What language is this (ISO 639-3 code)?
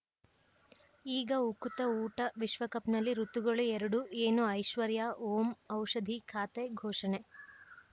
kan